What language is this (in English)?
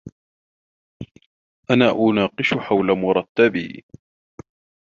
Arabic